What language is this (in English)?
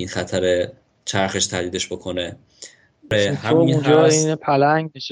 Persian